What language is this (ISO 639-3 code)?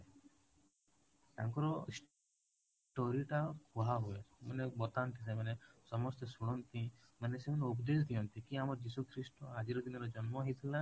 ori